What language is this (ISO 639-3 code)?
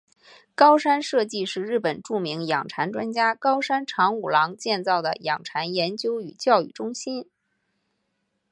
zho